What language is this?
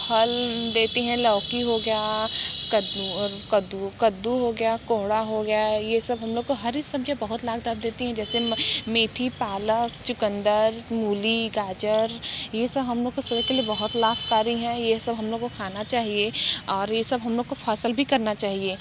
Hindi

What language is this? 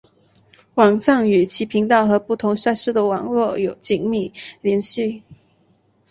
Chinese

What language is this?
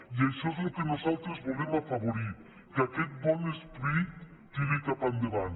Catalan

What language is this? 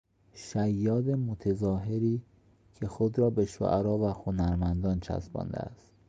Persian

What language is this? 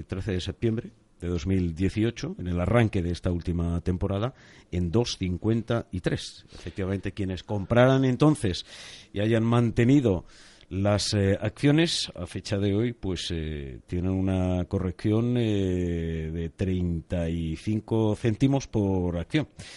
Spanish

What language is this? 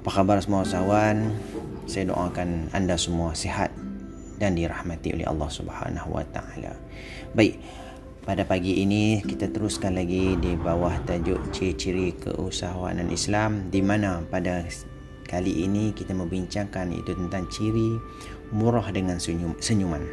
Malay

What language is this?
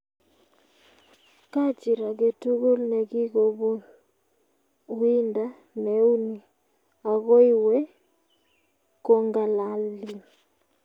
Kalenjin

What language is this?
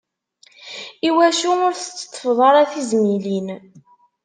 Kabyle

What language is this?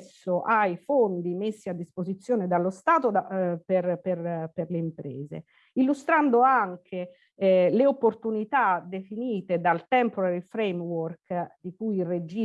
Italian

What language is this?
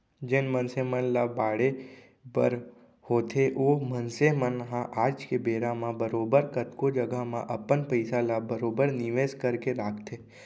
Chhattisgarhi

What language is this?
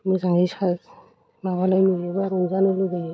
Bodo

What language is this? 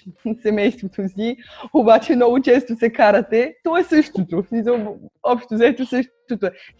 Bulgarian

